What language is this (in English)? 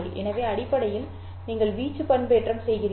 Tamil